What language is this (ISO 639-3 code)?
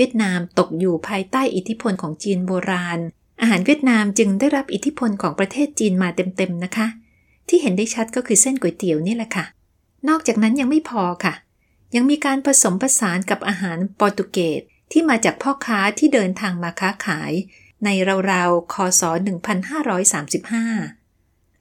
tha